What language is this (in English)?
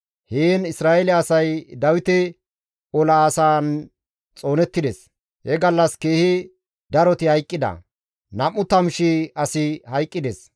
Gamo